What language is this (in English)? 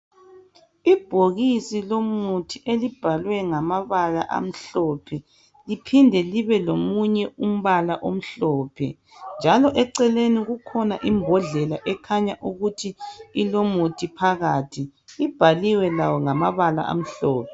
North Ndebele